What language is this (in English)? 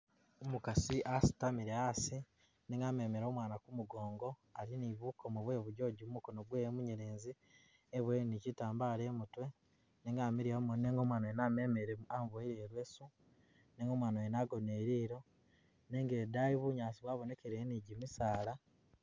Masaaba